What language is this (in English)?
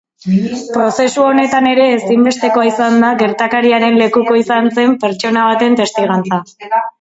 Basque